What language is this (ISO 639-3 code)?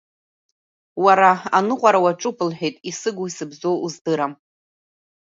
abk